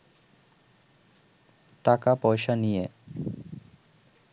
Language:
Bangla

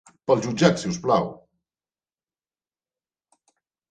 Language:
Catalan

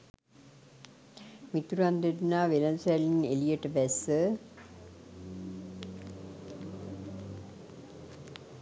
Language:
Sinhala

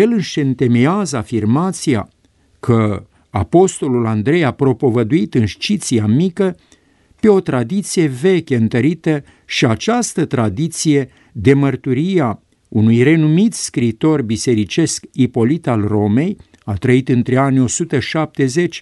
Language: Romanian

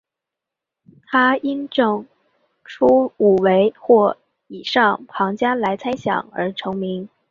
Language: Chinese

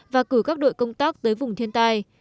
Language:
Vietnamese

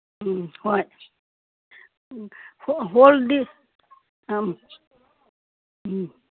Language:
Manipuri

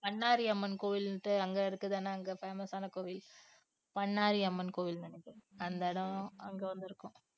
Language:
Tamil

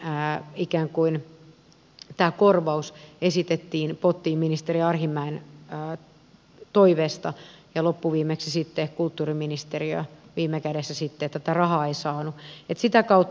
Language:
Finnish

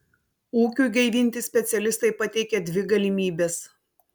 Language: Lithuanian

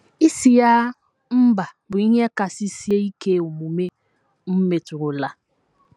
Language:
Igbo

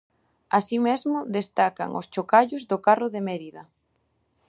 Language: Galician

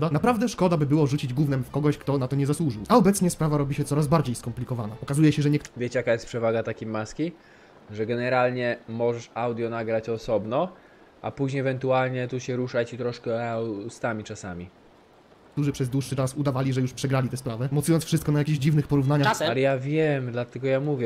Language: Polish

